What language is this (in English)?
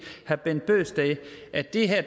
Danish